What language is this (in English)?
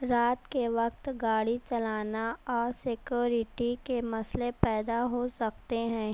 Urdu